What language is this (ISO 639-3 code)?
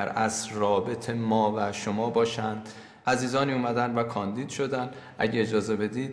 fas